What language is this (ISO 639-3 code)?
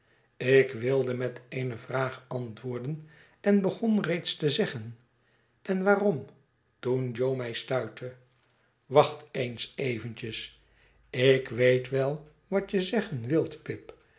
nld